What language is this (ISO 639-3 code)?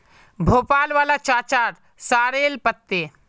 mag